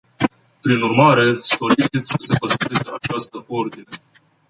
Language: Romanian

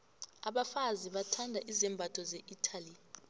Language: South Ndebele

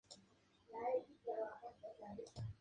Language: Spanish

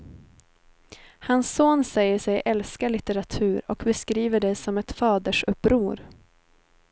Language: Swedish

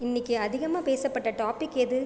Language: Tamil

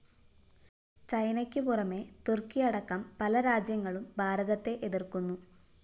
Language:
Malayalam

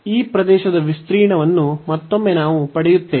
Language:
Kannada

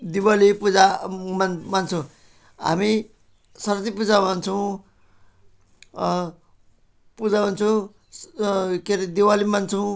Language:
Nepali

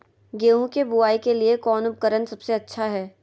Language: Magahi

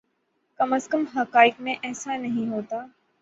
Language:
Urdu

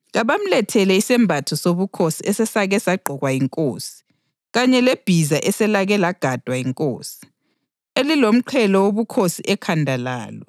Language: North Ndebele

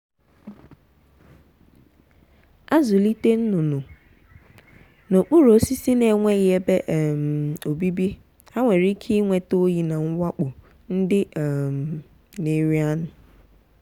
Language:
Igbo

